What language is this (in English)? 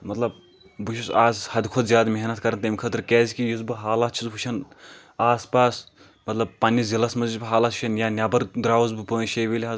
Kashmiri